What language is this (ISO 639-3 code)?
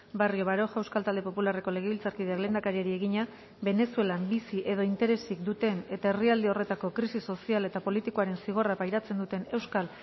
eus